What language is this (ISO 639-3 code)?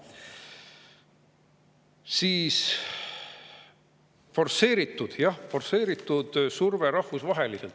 est